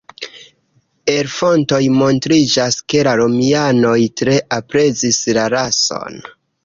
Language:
Esperanto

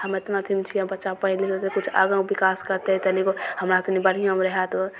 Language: Maithili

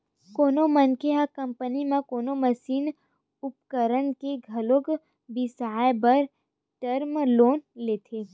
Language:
Chhattisgarhi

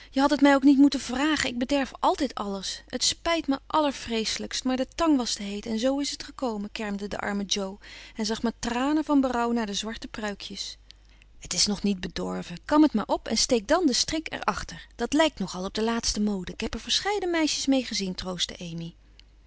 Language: Dutch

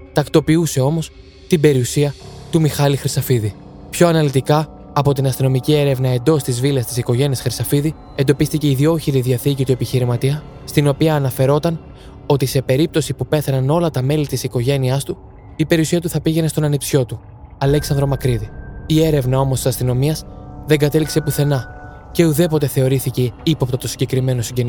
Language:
Greek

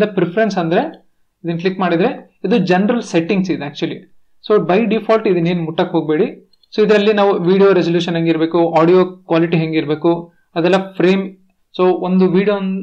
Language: Hindi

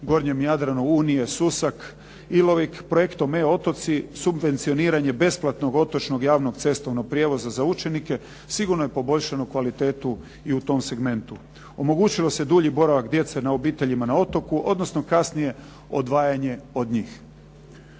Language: Croatian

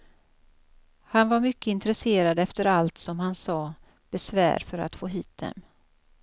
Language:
Swedish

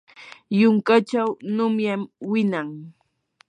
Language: Yanahuanca Pasco Quechua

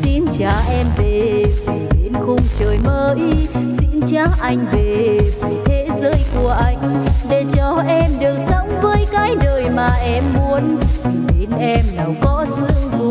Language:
Vietnamese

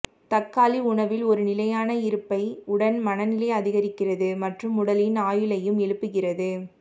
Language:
Tamil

